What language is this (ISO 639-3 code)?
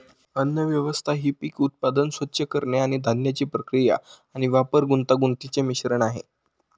mar